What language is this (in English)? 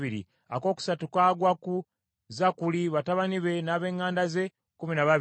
Ganda